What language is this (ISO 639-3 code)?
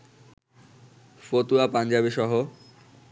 ben